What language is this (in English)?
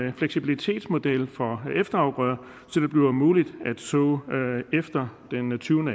Danish